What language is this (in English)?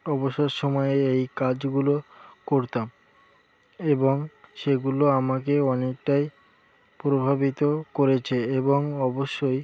Bangla